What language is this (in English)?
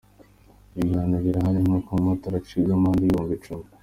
Kinyarwanda